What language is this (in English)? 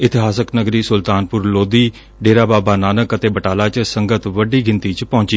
Punjabi